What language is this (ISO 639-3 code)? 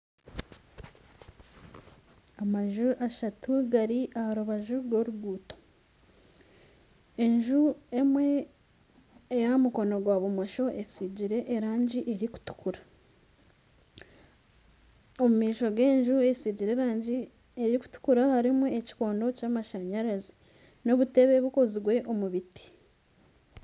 nyn